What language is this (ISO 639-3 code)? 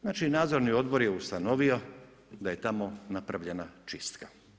hrv